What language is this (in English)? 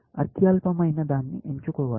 Telugu